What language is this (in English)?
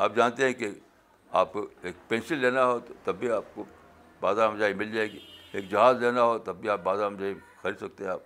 Urdu